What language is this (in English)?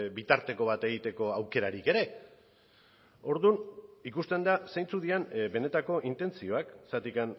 Basque